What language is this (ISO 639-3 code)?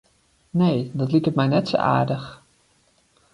fry